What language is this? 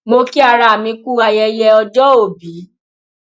Yoruba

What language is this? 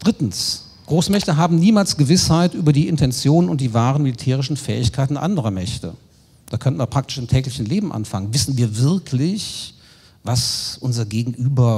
German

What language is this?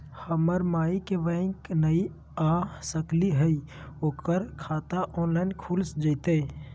Magahi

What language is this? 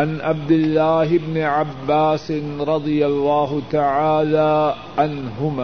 Urdu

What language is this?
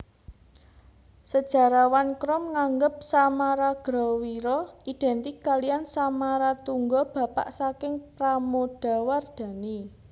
Javanese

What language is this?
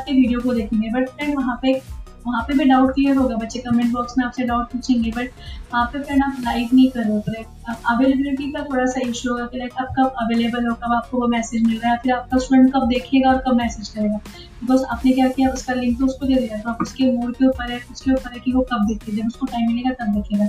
Hindi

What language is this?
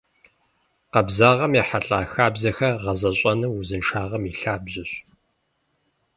Kabardian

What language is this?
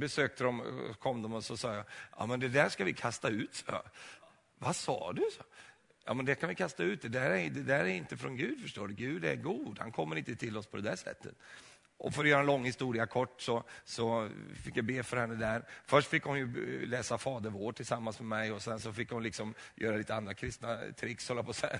Swedish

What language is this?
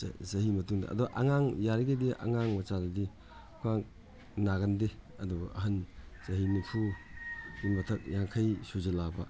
Manipuri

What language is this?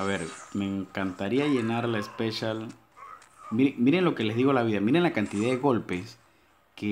Spanish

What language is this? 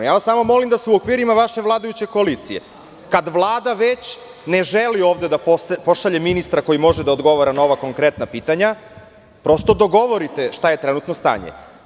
Serbian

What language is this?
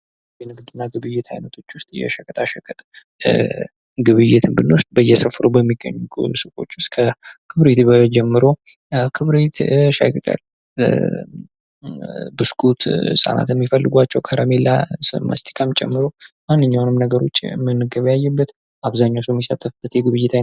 Amharic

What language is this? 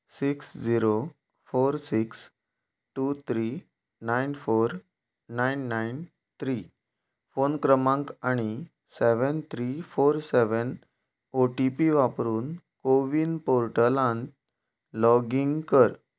Konkani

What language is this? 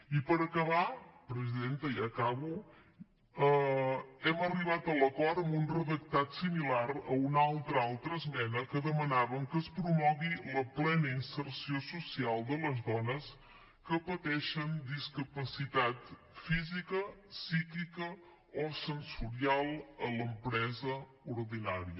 Catalan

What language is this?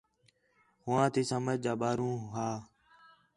Khetrani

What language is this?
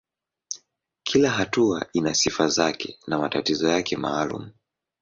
Swahili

